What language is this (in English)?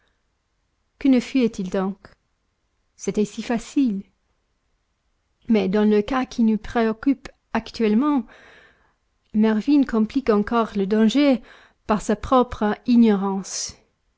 French